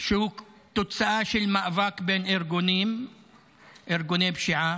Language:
Hebrew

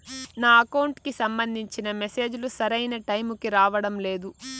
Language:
Telugu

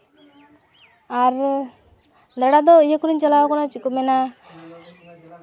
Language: Santali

